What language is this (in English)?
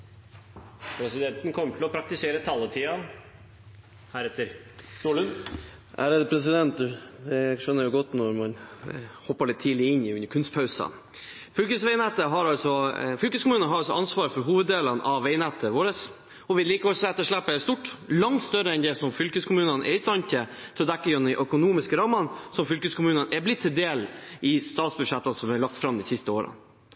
Norwegian